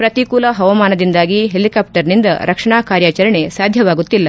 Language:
Kannada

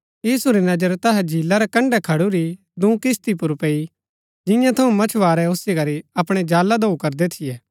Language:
Gaddi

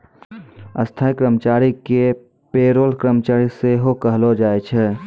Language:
Maithili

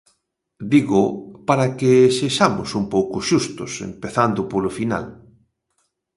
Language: Galician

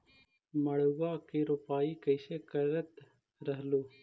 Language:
Magahi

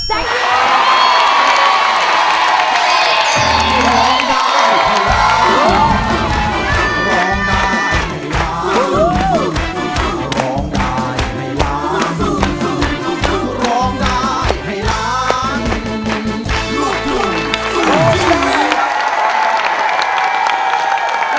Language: Thai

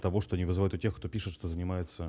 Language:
Russian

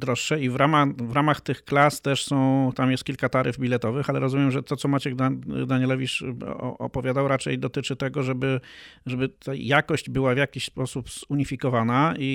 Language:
Polish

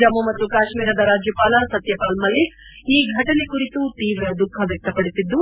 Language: Kannada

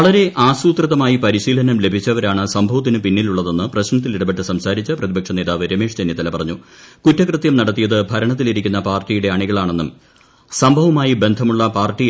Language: Malayalam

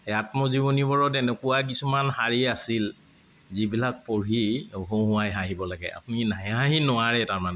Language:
Assamese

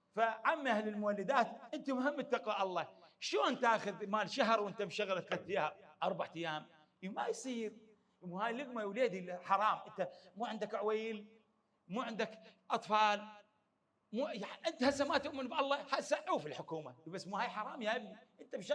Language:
Arabic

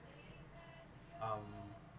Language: English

